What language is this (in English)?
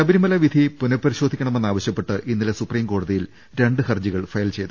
Malayalam